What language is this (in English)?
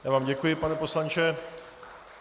Czech